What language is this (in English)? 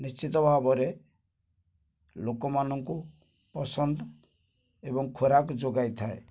Odia